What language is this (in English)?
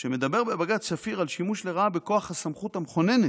Hebrew